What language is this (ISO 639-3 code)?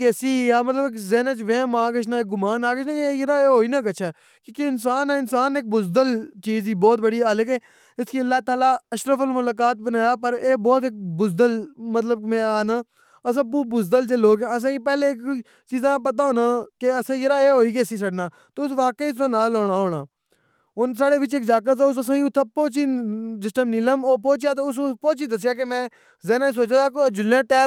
phr